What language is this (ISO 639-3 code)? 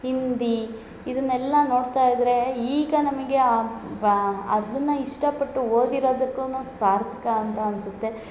kan